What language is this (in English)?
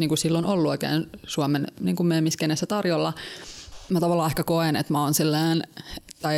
Finnish